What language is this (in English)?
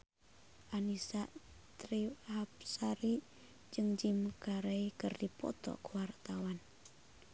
Sundanese